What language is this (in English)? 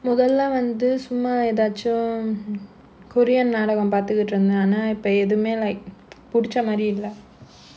English